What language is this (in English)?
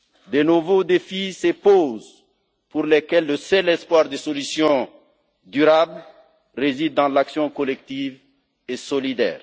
French